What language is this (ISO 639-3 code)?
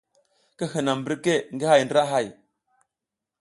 giz